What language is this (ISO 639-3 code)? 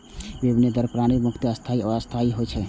mai